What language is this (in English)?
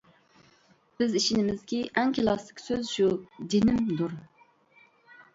Uyghur